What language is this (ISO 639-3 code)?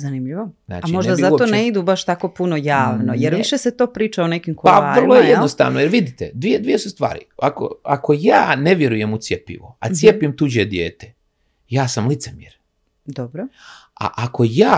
hrv